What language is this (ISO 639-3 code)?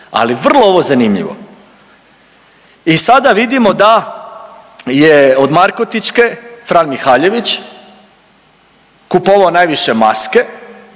hrv